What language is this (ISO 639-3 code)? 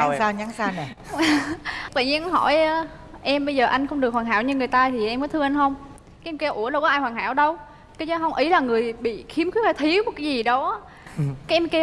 vie